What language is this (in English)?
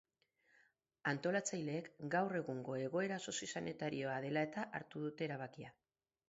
Basque